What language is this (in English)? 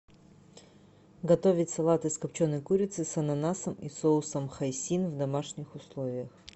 Russian